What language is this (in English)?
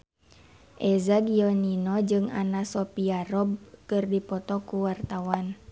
Sundanese